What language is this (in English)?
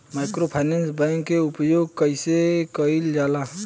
Bhojpuri